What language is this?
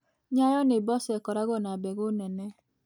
Kikuyu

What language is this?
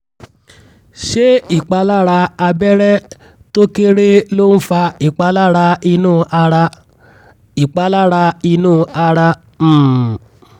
Yoruba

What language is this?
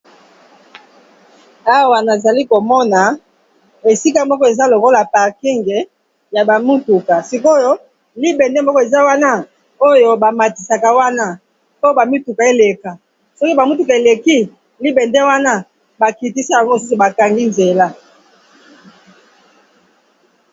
Lingala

